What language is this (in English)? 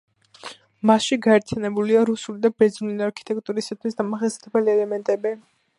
Georgian